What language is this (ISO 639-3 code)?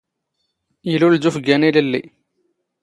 zgh